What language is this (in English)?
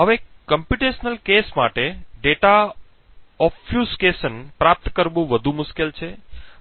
Gujarati